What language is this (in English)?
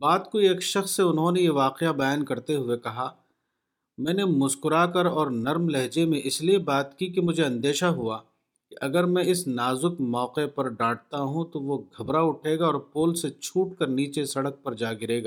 Urdu